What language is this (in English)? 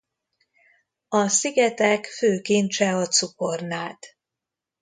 Hungarian